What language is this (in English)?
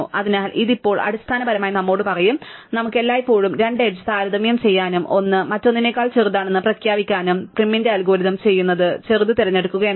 Malayalam